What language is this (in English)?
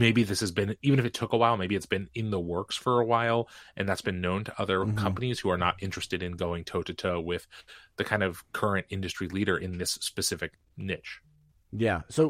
English